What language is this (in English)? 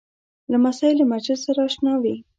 Pashto